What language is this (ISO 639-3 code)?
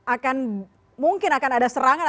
ind